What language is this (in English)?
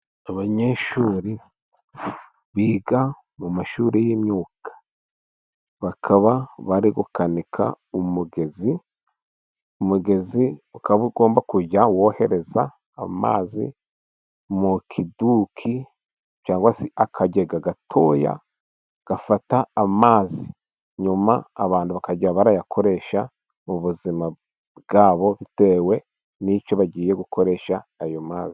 Kinyarwanda